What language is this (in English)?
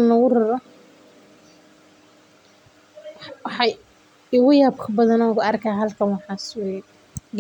Somali